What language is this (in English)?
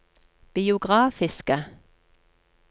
Norwegian